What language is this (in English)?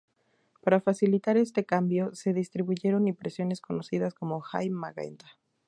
Spanish